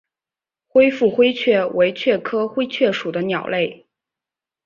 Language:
Chinese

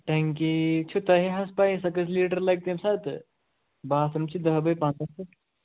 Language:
Kashmiri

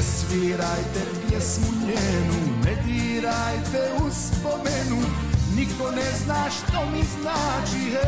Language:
Croatian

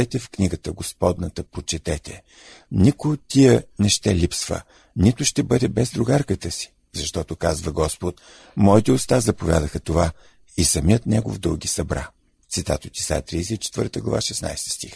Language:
Bulgarian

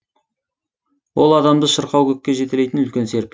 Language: Kazakh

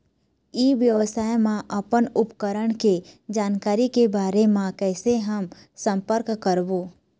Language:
Chhattisgarhi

